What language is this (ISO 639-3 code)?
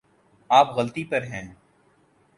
urd